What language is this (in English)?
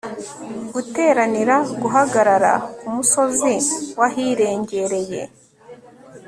Kinyarwanda